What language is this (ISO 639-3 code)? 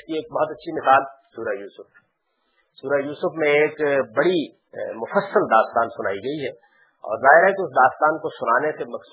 urd